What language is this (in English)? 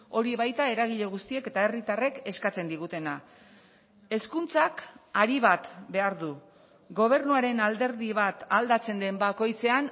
Basque